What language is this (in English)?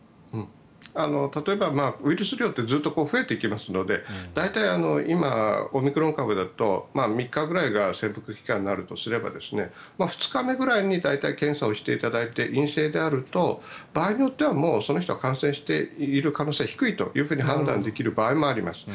Japanese